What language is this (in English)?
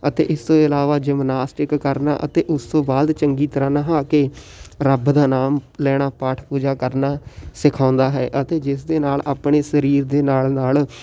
Punjabi